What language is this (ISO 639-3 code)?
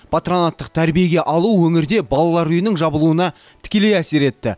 kaz